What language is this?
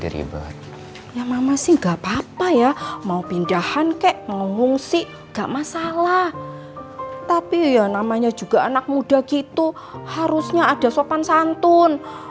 Indonesian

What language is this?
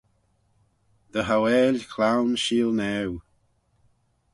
Manx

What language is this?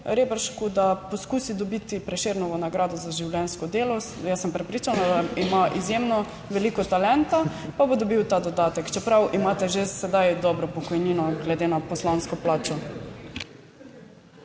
Slovenian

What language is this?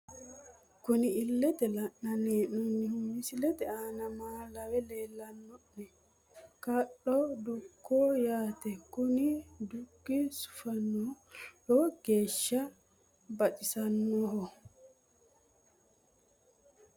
Sidamo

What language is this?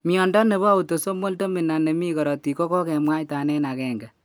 Kalenjin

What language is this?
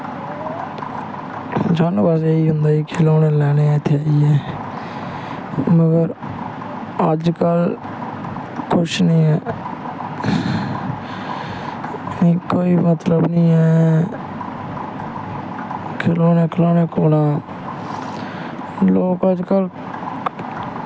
Dogri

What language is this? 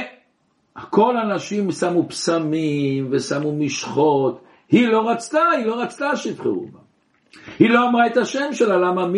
Hebrew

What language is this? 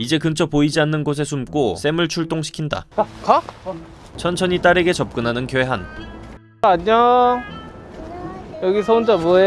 Korean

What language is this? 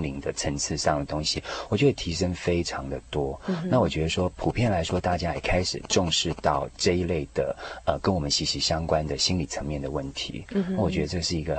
Chinese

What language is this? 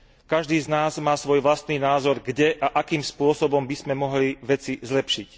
Slovak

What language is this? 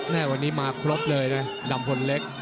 Thai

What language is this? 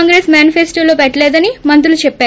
Telugu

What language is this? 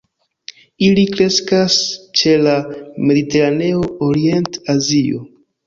Esperanto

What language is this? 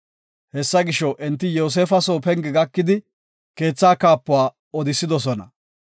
Gofa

